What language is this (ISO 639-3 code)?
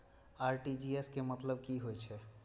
mai